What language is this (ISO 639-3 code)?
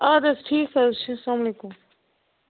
kas